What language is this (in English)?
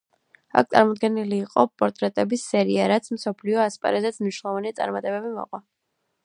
Georgian